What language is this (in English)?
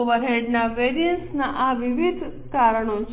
Gujarati